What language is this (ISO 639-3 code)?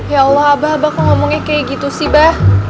ind